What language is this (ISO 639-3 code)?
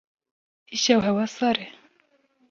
kur